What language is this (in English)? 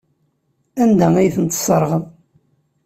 Kabyle